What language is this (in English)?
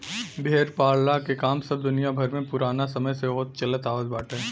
Bhojpuri